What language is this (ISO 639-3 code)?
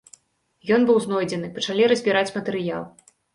bel